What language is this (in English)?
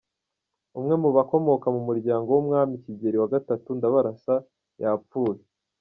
Kinyarwanda